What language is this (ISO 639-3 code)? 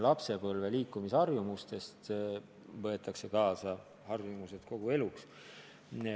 est